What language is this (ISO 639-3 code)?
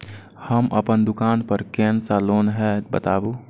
mai